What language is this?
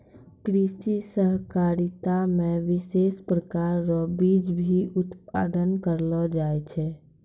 Maithili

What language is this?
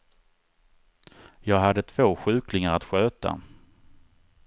Swedish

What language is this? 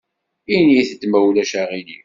Kabyle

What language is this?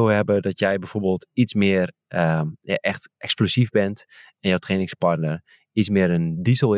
Dutch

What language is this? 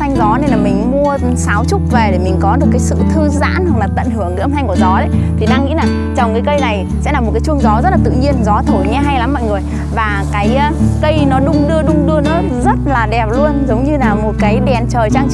Vietnamese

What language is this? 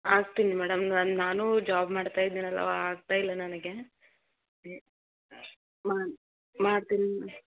Kannada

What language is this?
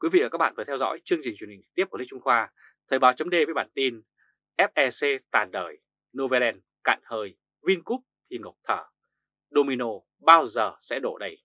Vietnamese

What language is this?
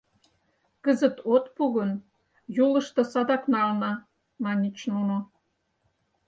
Mari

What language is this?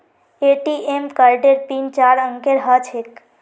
Magahi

